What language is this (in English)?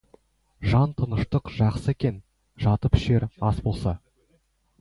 Kazakh